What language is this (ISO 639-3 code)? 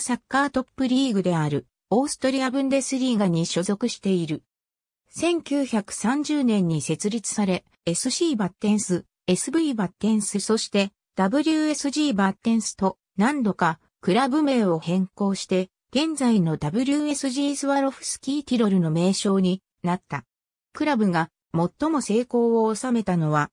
jpn